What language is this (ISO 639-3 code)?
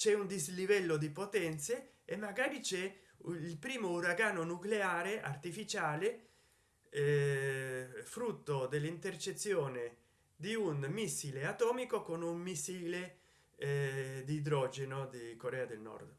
ita